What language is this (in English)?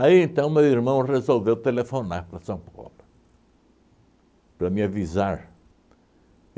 Portuguese